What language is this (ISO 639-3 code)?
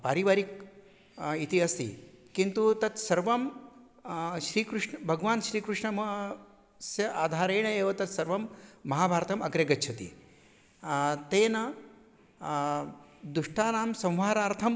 san